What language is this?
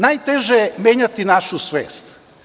Serbian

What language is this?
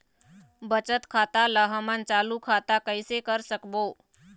Chhattisgarhi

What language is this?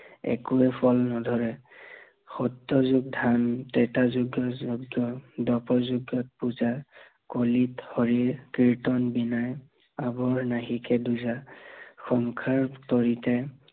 Assamese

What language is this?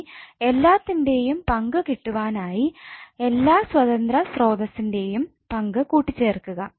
Malayalam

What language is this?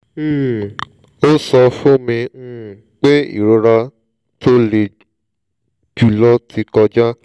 Yoruba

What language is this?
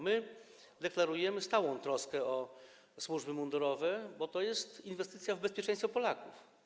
Polish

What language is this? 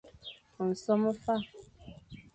Fang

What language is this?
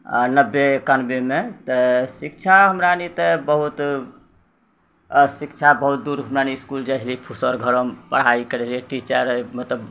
Maithili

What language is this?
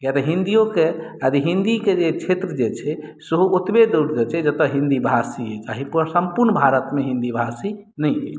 Maithili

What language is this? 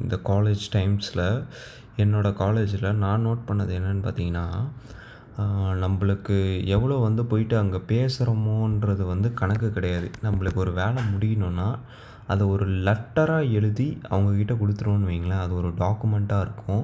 Tamil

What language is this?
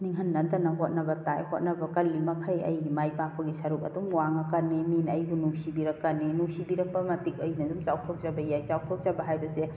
Manipuri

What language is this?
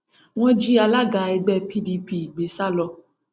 Yoruba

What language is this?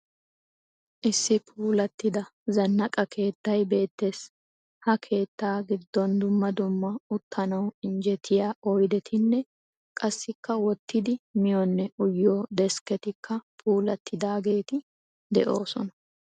Wolaytta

